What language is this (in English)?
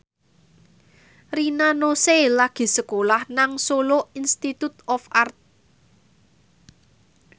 Javanese